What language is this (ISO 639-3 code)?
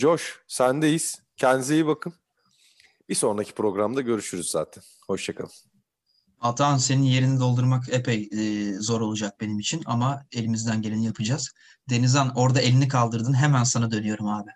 tur